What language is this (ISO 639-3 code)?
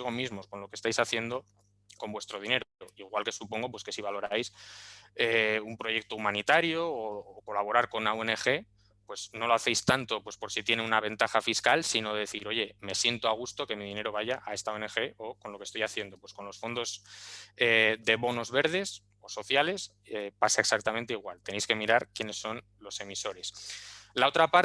spa